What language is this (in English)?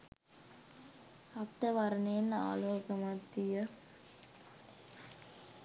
Sinhala